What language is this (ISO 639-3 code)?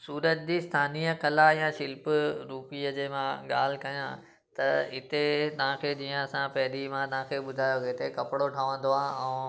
snd